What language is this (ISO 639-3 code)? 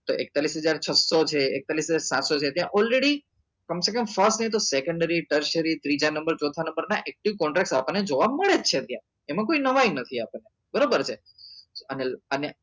guj